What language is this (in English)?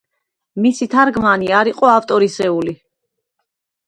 Georgian